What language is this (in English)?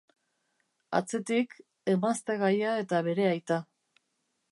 Basque